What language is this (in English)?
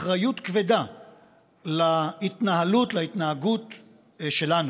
Hebrew